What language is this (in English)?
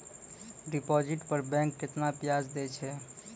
Maithili